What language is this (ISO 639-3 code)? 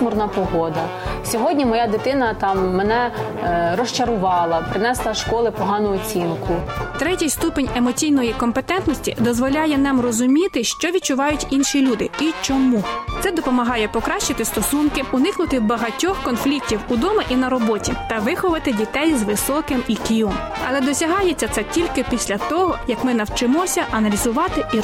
ukr